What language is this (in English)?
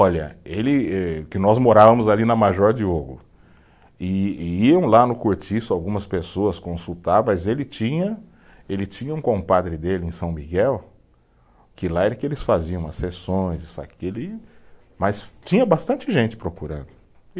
Portuguese